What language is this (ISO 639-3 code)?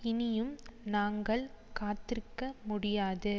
tam